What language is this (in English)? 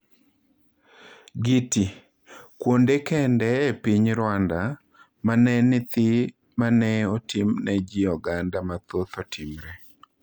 Luo (Kenya and Tanzania)